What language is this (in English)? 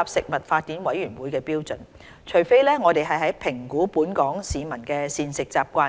Cantonese